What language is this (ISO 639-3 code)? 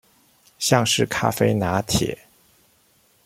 zho